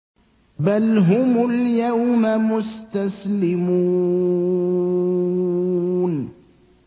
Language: Arabic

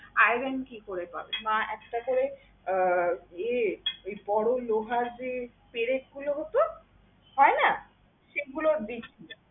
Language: Bangla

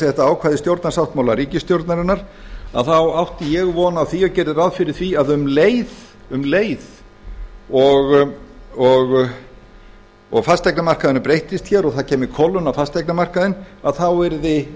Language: Icelandic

